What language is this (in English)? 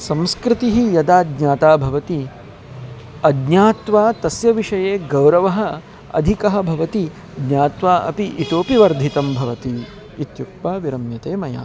Sanskrit